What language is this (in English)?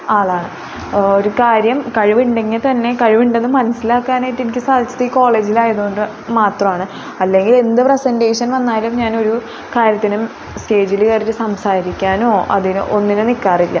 Malayalam